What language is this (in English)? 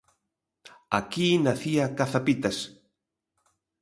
Galician